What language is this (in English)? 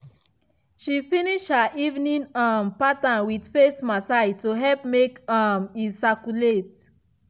Nigerian Pidgin